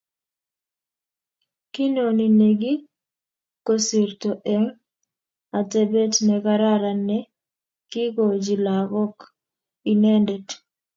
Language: Kalenjin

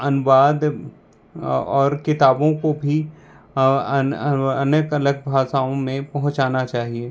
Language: Hindi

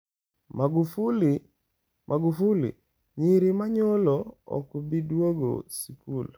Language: Luo (Kenya and Tanzania)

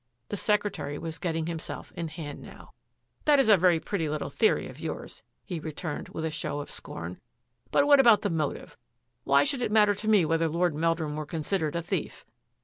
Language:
English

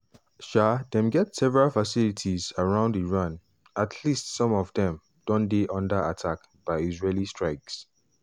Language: Nigerian Pidgin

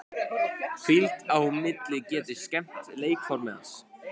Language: Icelandic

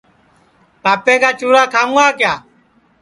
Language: Sansi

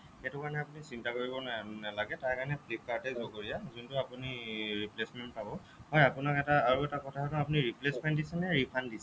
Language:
Assamese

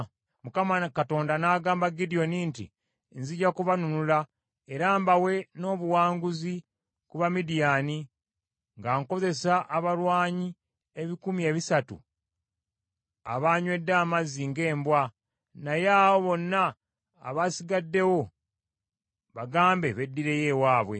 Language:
Ganda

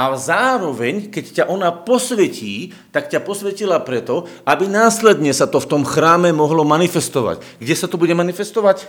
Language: Slovak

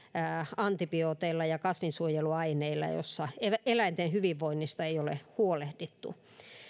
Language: Finnish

